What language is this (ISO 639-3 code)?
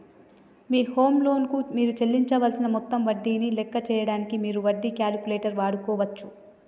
tel